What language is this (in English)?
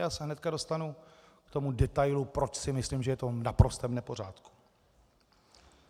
Czech